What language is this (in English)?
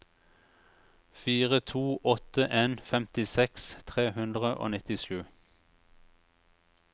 Norwegian